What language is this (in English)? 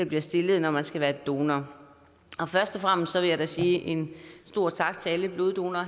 Danish